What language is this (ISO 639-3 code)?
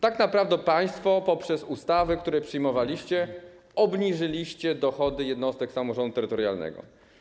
pol